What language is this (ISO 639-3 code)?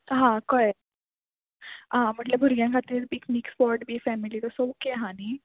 kok